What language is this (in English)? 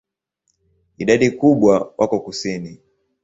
Swahili